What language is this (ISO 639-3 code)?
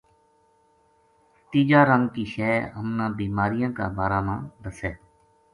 gju